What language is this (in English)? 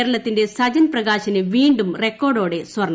Malayalam